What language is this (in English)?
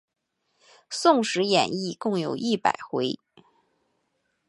Chinese